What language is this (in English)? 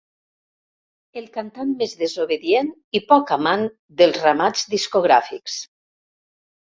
Catalan